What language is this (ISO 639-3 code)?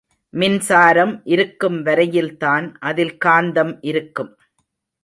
tam